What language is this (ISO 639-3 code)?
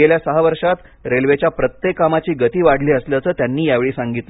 mar